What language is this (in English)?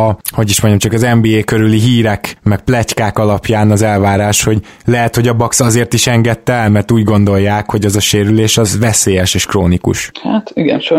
Hungarian